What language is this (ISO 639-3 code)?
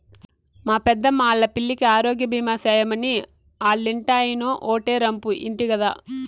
tel